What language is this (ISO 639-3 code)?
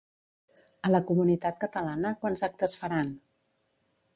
cat